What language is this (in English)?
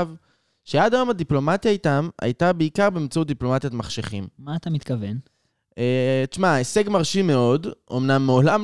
Hebrew